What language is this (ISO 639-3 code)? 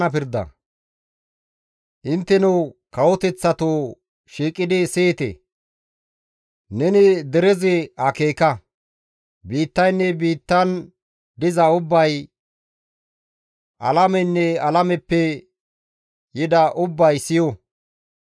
gmv